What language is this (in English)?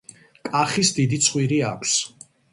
Georgian